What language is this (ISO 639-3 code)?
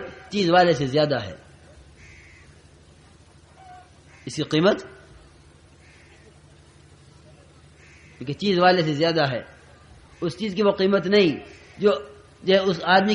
ara